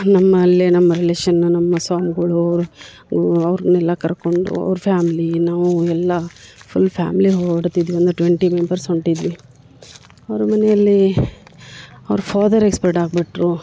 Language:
Kannada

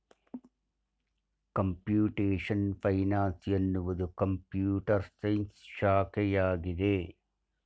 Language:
Kannada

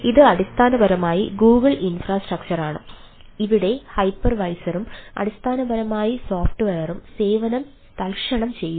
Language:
Malayalam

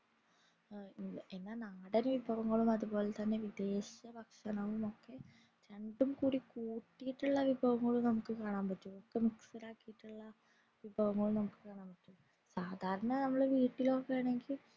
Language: Malayalam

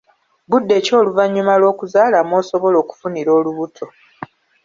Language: Ganda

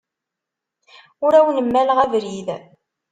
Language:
Kabyle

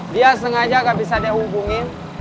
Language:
Indonesian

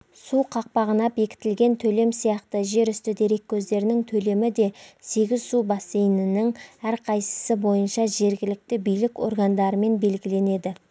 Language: Kazakh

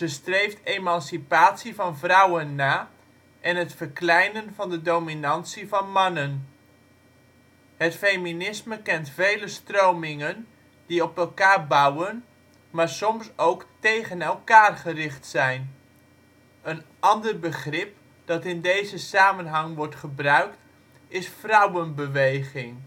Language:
Dutch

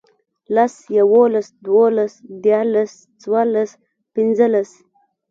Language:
Pashto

